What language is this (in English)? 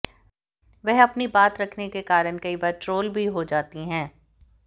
Hindi